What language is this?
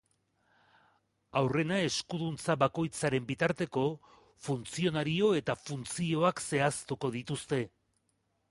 Basque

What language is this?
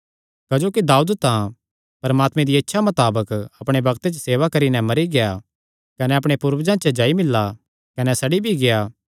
Kangri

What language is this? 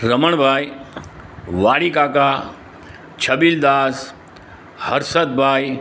Gujarati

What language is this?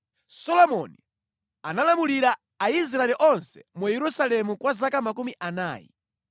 Nyanja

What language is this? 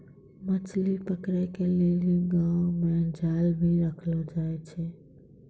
Maithili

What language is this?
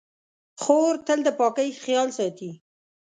Pashto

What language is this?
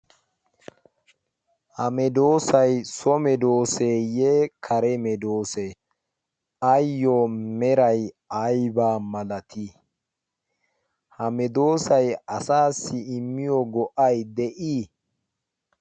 Wolaytta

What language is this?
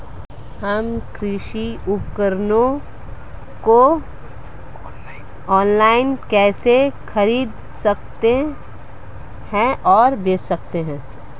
Hindi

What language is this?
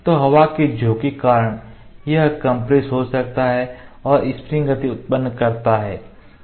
Hindi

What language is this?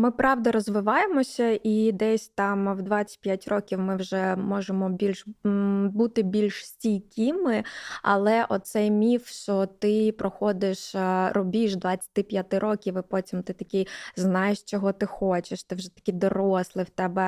Ukrainian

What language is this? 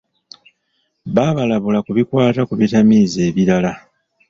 Ganda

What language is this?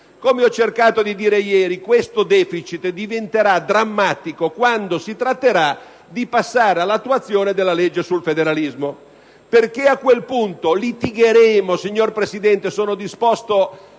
Italian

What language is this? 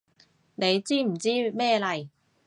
Cantonese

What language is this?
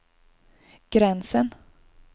Swedish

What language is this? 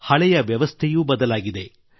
Kannada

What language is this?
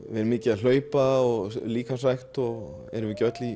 Icelandic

